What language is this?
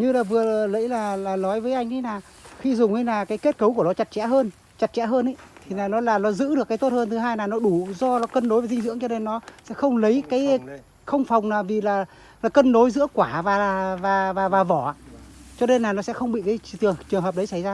Vietnamese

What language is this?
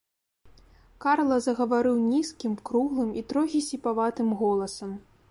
Belarusian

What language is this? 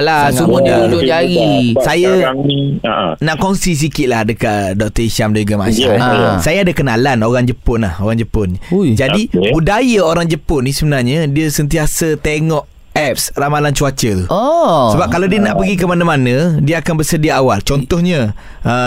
Malay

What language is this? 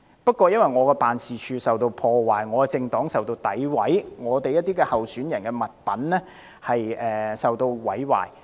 Cantonese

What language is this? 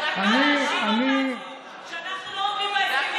Hebrew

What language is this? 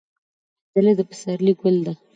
Pashto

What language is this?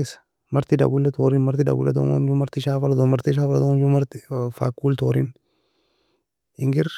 Nobiin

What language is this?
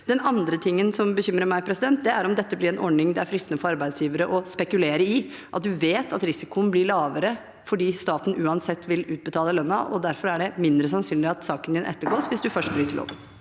Norwegian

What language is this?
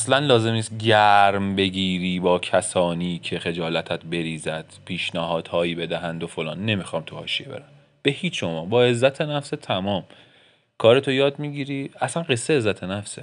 Persian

